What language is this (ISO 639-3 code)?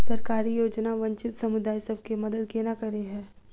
mai